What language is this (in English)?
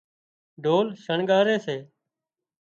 Wadiyara Koli